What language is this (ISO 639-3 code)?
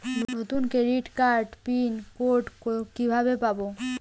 ben